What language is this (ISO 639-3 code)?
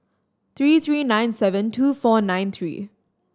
eng